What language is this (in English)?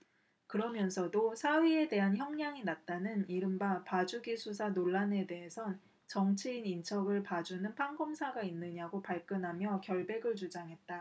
Korean